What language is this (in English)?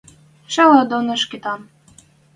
Western Mari